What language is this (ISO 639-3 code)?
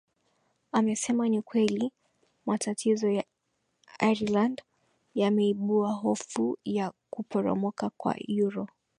swa